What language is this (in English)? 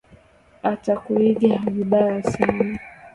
Swahili